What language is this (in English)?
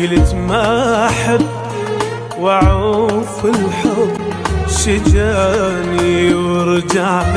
Arabic